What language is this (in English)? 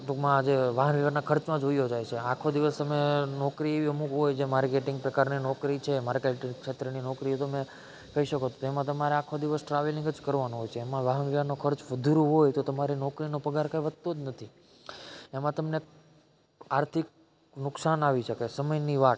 Gujarati